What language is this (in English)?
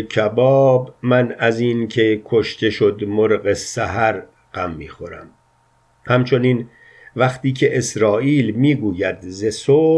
Persian